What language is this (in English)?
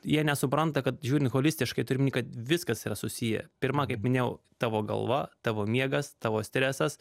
Lithuanian